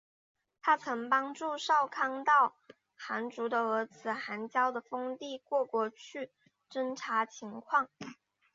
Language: Chinese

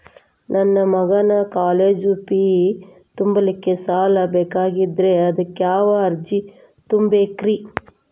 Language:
Kannada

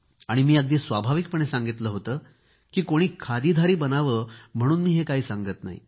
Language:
Marathi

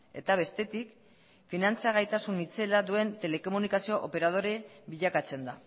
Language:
Basque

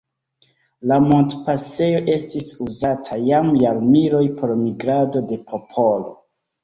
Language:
Esperanto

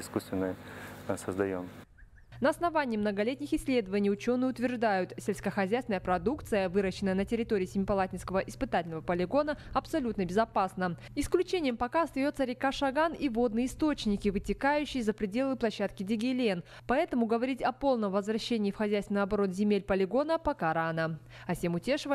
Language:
Russian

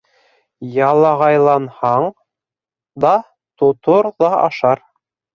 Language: Bashkir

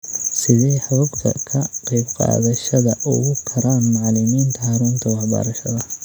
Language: Somali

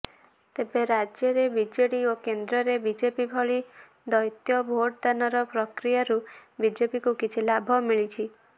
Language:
Odia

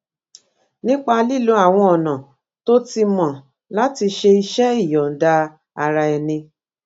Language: Yoruba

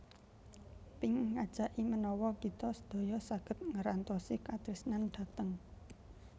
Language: Javanese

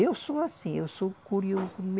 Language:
Portuguese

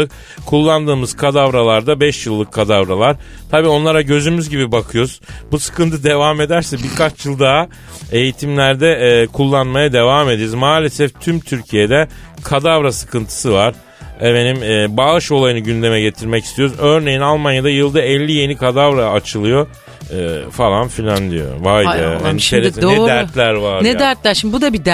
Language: Turkish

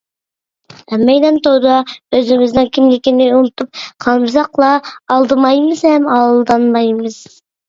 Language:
Uyghur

